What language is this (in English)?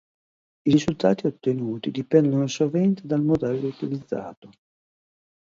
Italian